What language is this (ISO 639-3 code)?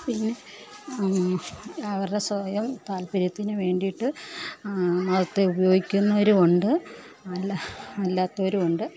mal